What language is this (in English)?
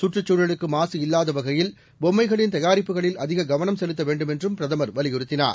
Tamil